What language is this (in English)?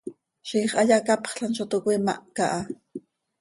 Seri